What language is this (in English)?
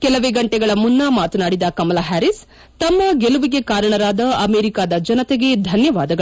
Kannada